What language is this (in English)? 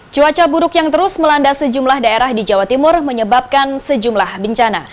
Indonesian